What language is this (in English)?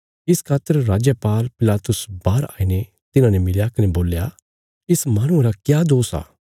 Bilaspuri